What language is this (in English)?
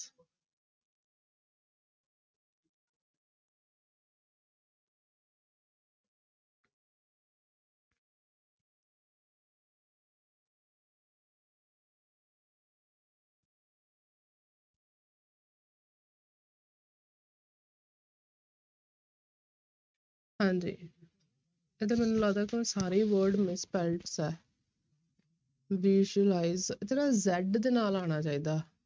Punjabi